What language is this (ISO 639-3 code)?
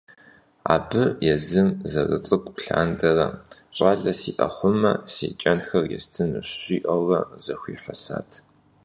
kbd